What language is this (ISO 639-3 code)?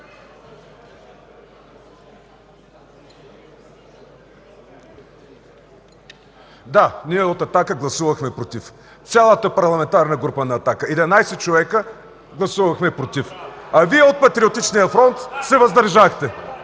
bul